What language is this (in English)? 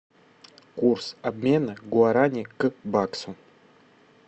Russian